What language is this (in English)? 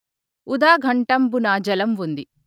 Telugu